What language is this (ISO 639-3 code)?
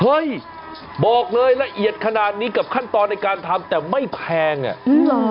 tha